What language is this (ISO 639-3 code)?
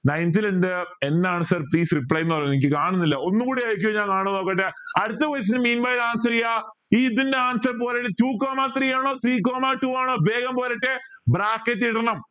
mal